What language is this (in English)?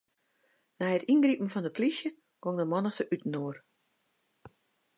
Western Frisian